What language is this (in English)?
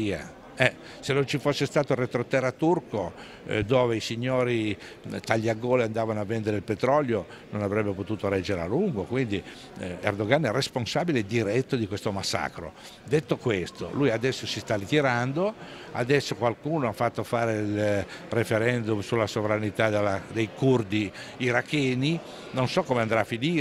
Italian